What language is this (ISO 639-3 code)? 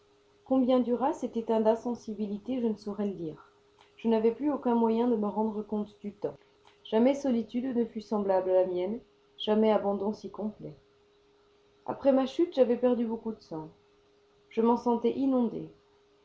fra